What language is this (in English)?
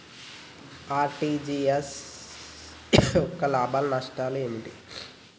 Telugu